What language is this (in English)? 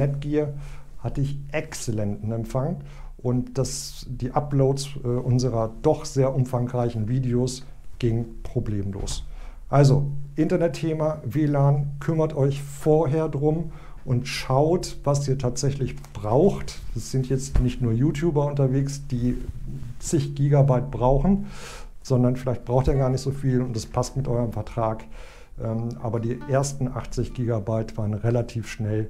German